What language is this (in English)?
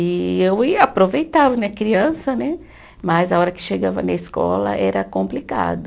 Portuguese